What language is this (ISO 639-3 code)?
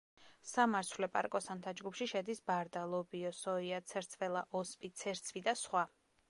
kat